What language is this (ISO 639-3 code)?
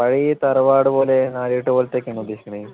mal